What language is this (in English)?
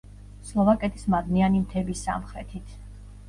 Georgian